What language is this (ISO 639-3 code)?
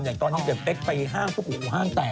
tha